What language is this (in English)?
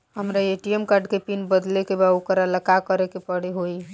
Bhojpuri